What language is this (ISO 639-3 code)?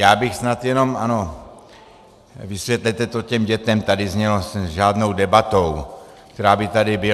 ces